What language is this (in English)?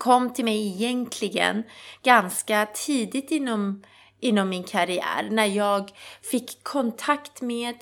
Swedish